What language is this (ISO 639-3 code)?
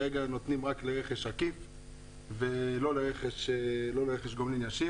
heb